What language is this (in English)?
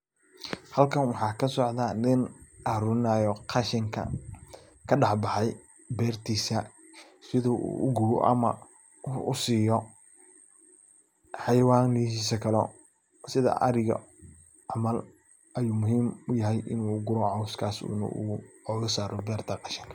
Somali